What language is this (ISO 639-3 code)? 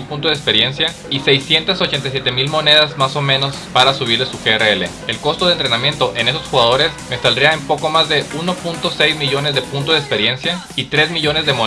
spa